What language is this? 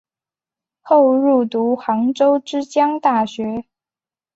Chinese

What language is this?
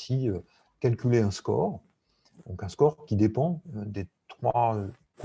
French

